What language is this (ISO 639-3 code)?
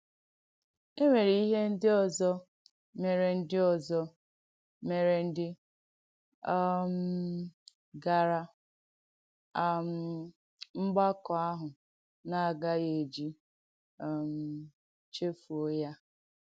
ibo